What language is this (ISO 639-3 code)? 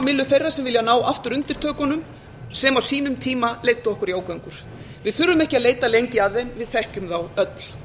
isl